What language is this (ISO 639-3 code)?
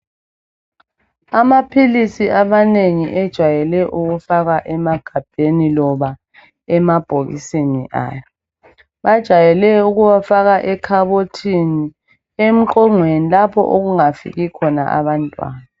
nde